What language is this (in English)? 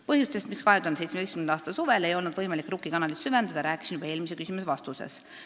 Estonian